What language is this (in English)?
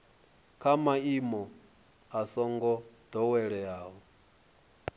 Venda